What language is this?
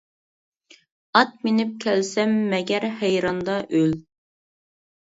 Uyghur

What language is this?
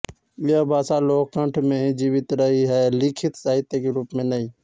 Hindi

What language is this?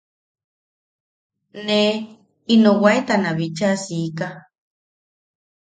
Yaqui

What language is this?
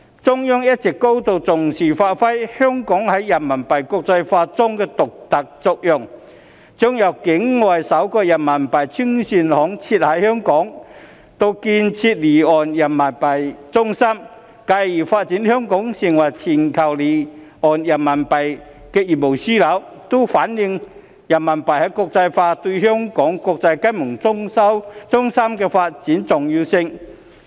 Cantonese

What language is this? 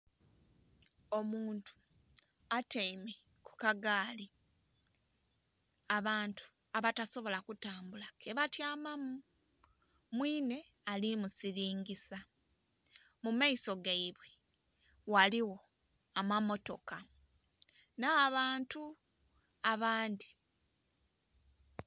Soga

